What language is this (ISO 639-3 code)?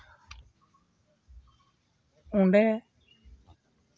sat